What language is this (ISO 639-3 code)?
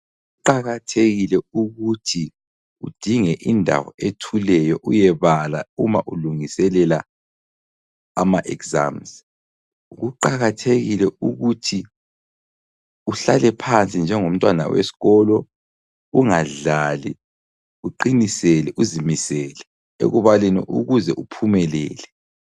nde